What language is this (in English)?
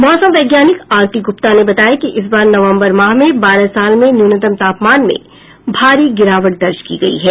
Hindi